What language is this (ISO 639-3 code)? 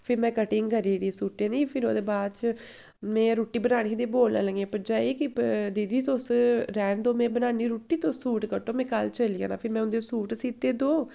doi